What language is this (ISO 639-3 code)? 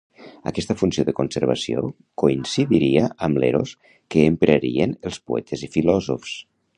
cat